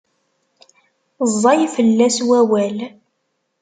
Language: Kabyle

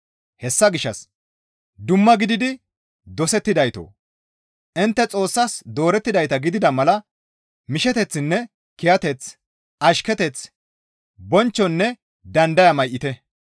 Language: Gamo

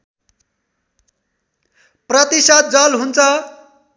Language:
Nepali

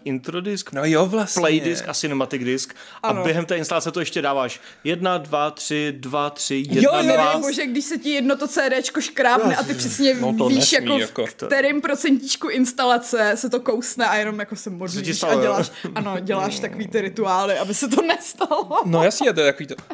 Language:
Czech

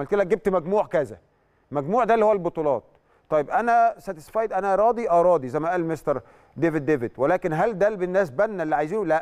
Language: Arabic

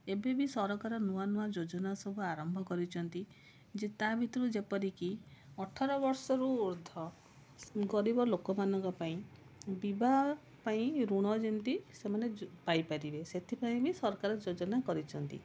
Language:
Odia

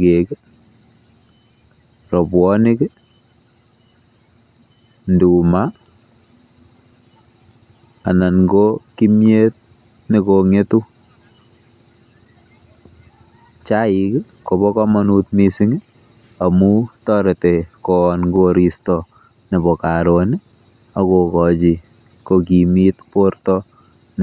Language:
Kalenjin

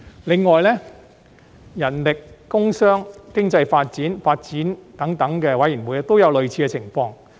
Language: Cantonese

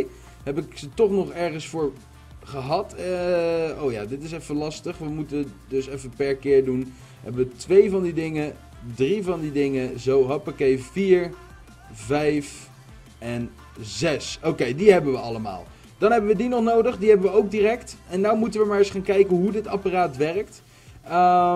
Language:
Dutch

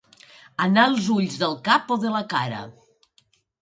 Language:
Catalan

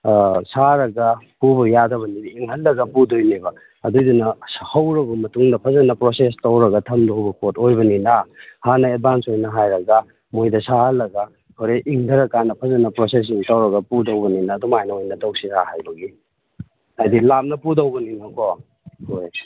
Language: Manipuri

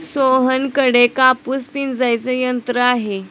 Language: Marathi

